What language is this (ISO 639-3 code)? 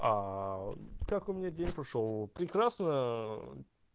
rus